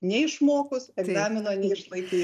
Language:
Lithuanian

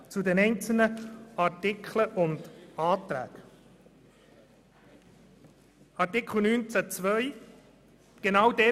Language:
Swiss German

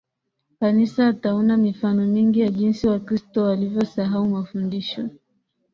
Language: Swahili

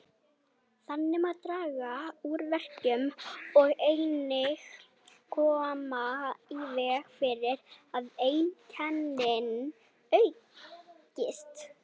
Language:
Icelandic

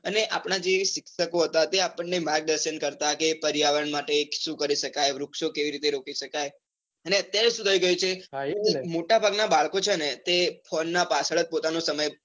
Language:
Gujarati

